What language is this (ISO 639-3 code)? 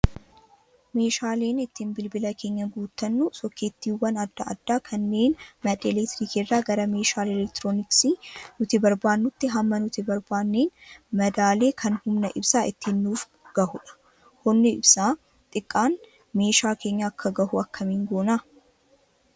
orm